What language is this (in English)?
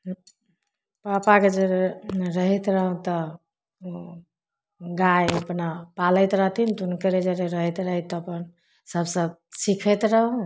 Maithili